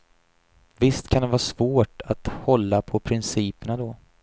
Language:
Swedish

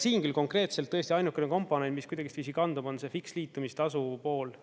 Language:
Estonian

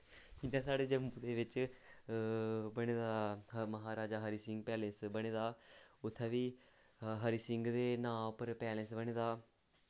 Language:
Dogri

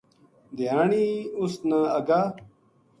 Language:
Gujari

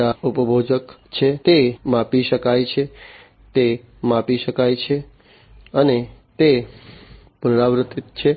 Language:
Gujarati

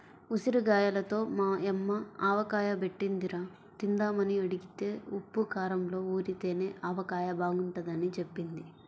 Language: Telugu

